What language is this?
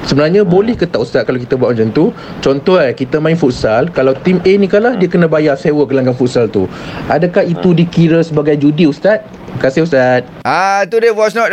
Malay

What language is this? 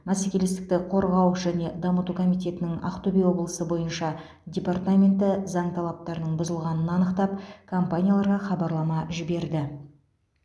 Kazakh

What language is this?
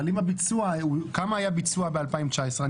Hebrew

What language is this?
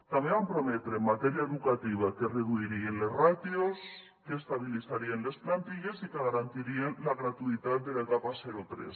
Catalan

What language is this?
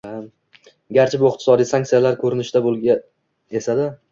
Uzbek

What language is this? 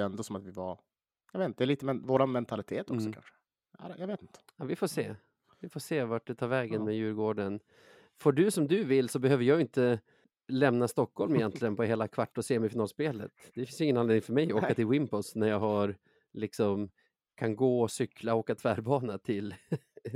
Swedish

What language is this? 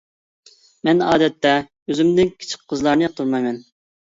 Uyghur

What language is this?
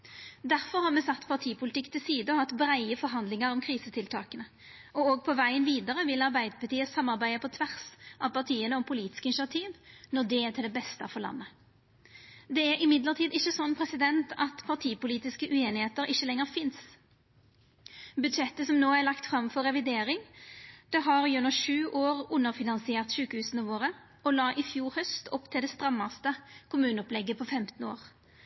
Norwegian Nynorsk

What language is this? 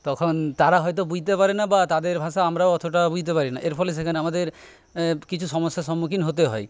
Bangla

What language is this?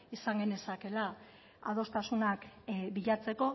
Basque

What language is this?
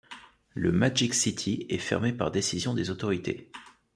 French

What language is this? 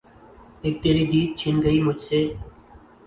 Urdu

